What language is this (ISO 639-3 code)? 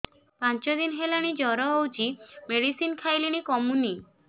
ori